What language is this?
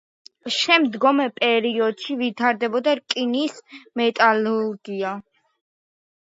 Georgian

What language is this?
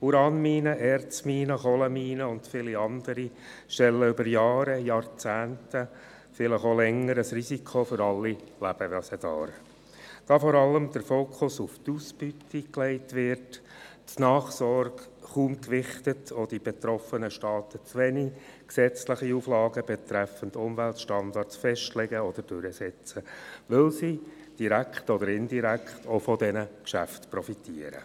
Swiss German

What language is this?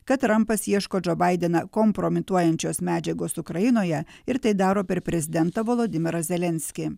Lithuanian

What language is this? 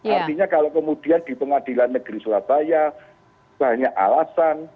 Indonesian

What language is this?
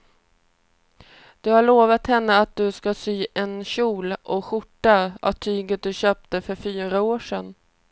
Swedish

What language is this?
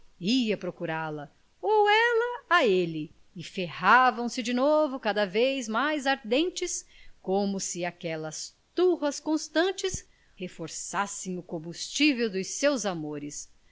Portuguese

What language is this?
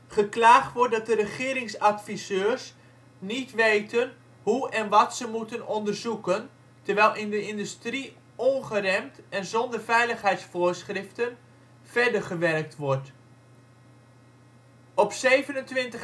Dutch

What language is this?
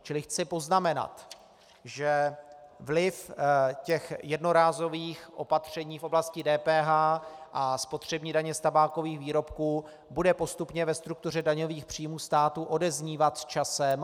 Czech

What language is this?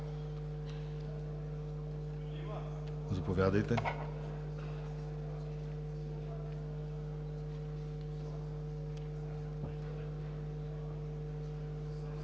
Bulgarian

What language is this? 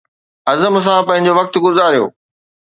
Sindhi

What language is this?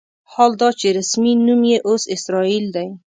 Pashto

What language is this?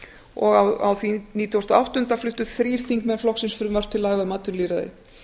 Icelandic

